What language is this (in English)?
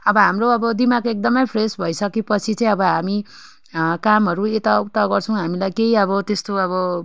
Nepali